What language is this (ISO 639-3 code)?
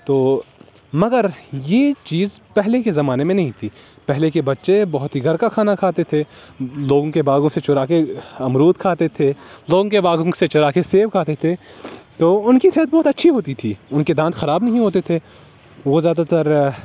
urd